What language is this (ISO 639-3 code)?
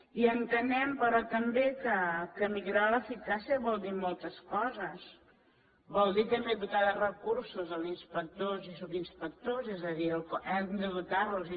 cat